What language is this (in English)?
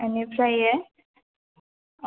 Bodo